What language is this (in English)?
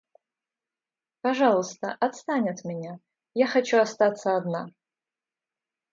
Russian